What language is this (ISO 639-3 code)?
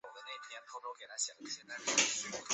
zho